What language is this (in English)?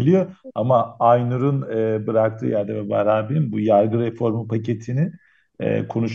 Turkish